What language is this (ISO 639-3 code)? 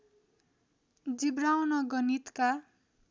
nep